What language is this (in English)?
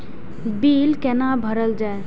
Maithili